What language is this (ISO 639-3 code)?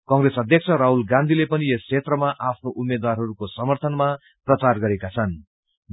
nep